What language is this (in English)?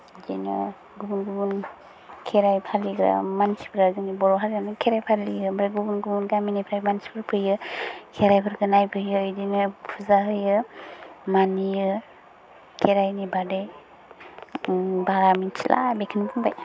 Bodo